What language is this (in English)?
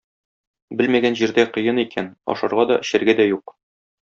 Tatar